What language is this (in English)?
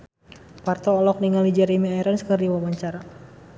Sundanese